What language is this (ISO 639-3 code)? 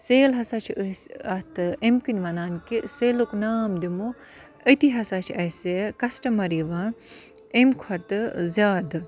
kas